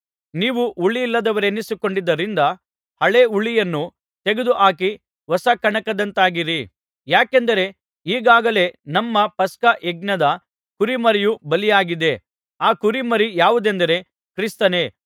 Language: Kannada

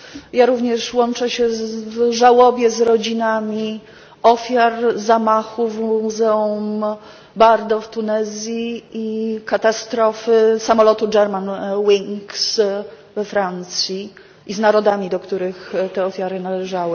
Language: Polish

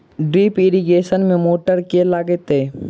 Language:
Maithili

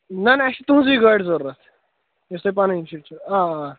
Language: Kashmiri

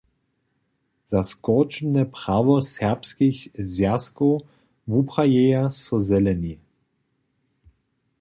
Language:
Upper Sorbian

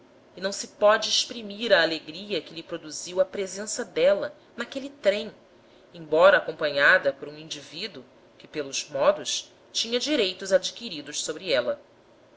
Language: Portuguese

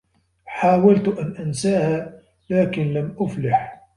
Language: Arabic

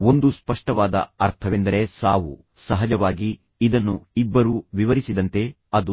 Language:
Kannada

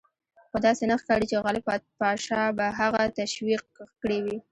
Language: Pashto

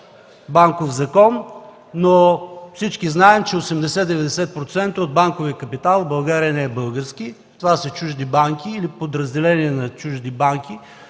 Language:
Bulgarian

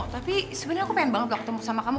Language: Indonesian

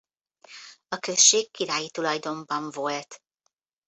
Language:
Hungarian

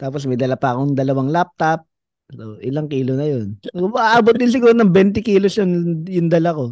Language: Filipino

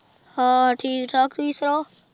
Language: Punjabi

